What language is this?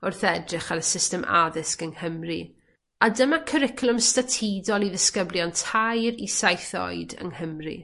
Welsh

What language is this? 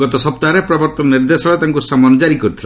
Odia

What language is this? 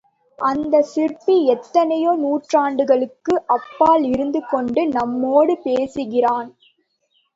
Tamil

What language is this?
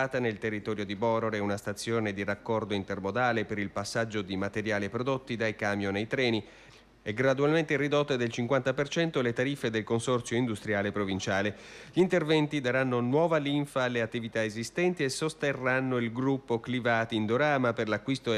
Italian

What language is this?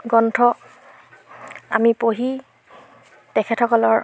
Assamese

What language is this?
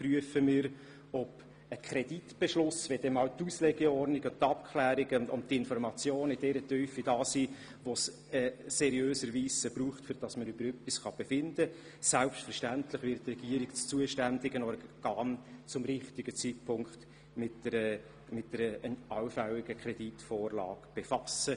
Swiss German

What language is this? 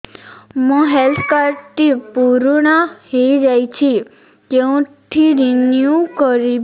Odia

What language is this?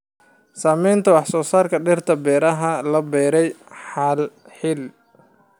Somali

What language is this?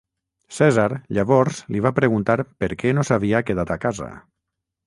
Catalan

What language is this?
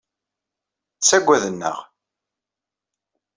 Kabyle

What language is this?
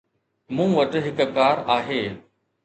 Sindhi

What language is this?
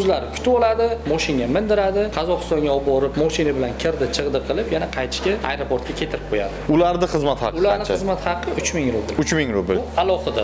Turkish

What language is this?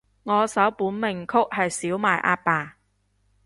Cantonese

